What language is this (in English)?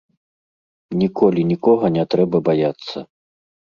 Belarusian